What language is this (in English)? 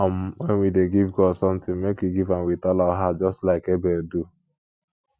Nigerian Pidgin